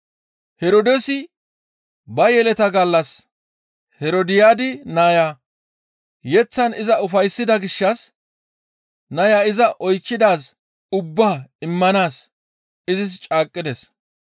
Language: Gamo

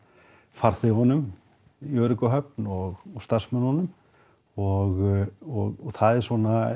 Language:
Icelandic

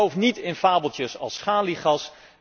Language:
Dutch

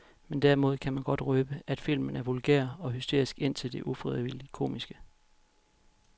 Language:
Danish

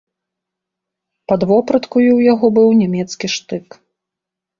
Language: Belarusian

